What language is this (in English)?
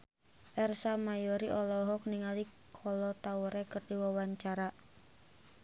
Sundanese